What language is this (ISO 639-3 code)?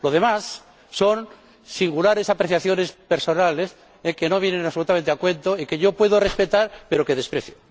spa